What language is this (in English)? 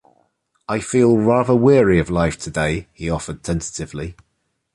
English